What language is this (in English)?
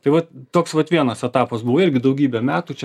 Lithuanian